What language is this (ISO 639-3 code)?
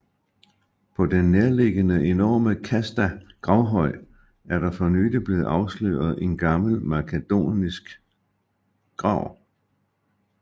dan